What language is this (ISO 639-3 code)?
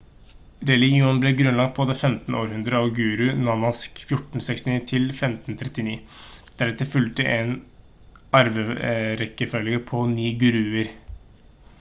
nob